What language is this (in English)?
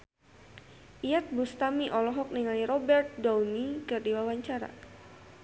Sundanese